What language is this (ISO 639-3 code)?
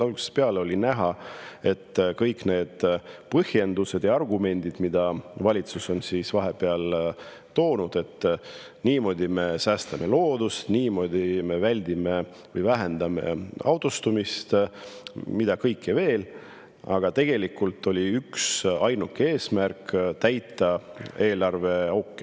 est